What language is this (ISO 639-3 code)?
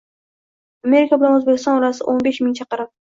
uzb